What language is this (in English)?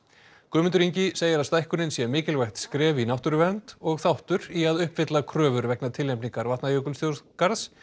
Icelandic